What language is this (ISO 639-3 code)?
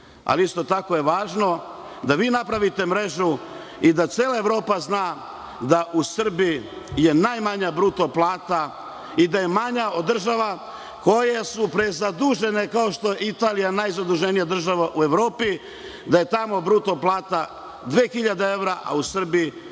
srp